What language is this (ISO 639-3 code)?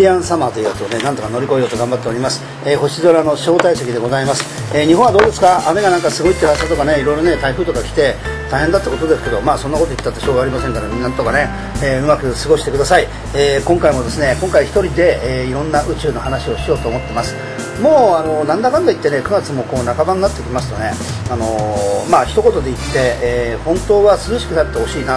jpn